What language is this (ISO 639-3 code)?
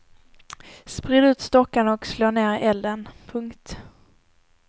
swe